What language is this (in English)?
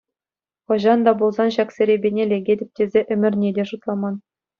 Chuvash